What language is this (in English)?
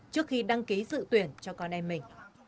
Vietnamese